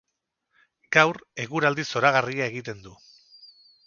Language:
Basque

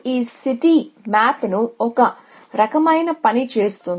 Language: Telugu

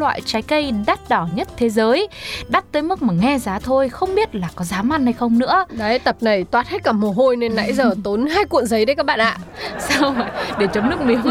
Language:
Vietnamese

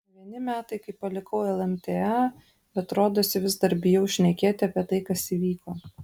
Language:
Lithuanian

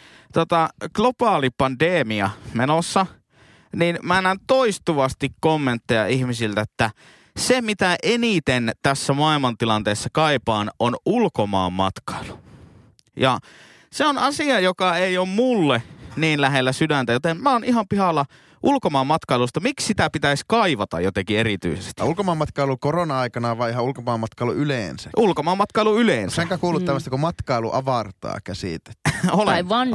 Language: Finnish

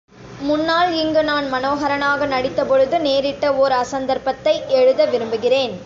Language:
Tamil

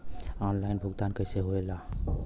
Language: Bhojpuri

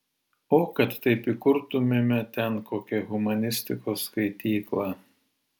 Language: Lithuanian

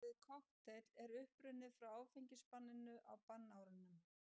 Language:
Icelandic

